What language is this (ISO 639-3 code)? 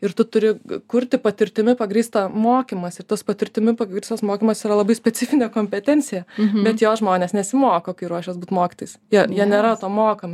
lit